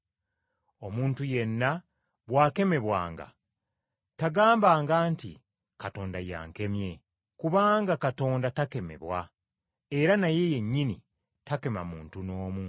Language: Ganda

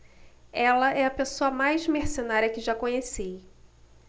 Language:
Portuguese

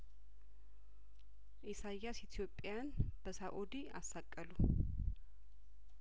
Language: Amharic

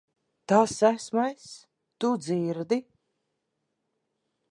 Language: Latvian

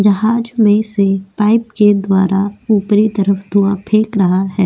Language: Hindi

